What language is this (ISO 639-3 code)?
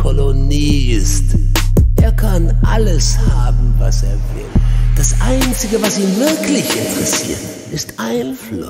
deu